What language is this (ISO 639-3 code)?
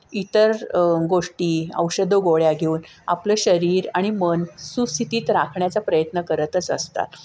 mar